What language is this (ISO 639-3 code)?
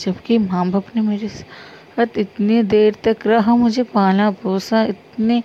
hin